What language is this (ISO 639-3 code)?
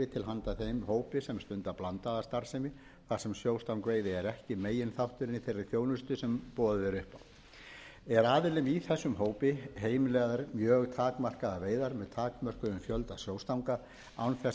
isl